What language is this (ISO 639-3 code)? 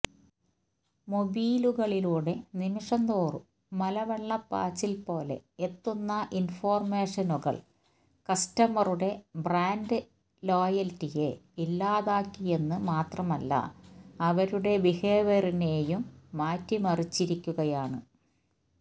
mal